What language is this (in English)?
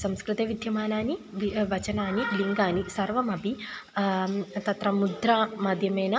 Sanskrit